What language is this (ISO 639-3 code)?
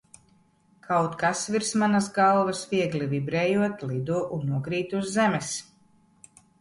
lav